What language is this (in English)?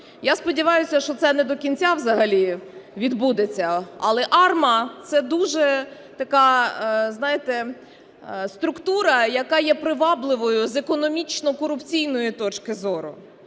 Ukrainian